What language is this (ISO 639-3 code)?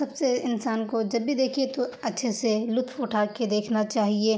urd